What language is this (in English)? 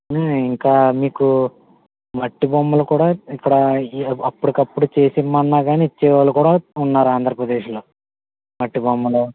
Telugu